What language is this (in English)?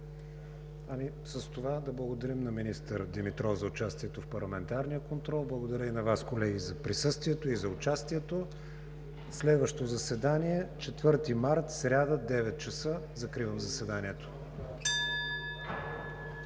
Bulgarian